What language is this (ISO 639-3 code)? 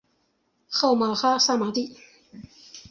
zho